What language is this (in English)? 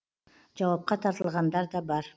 Kazakh